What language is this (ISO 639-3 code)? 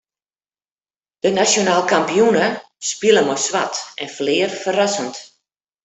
fry